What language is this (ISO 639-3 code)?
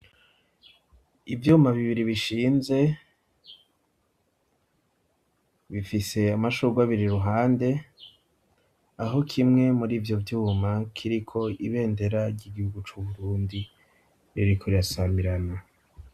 run